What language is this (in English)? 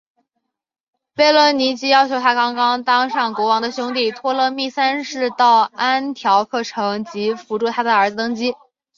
Chinese